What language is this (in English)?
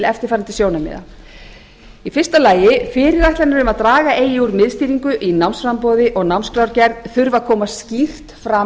Icelandic